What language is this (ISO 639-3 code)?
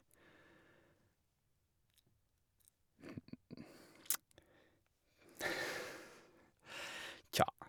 nor